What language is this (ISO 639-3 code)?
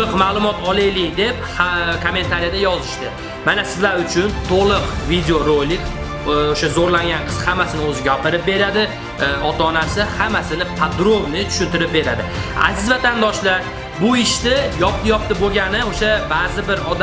uzb